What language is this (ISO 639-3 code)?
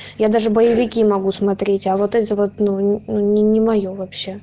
rus